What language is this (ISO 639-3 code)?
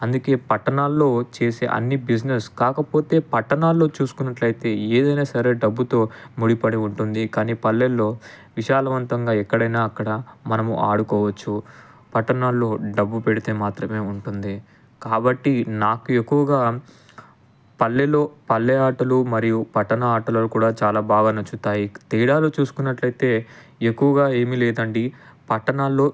tel